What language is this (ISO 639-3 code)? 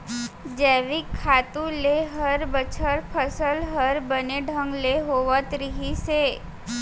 hne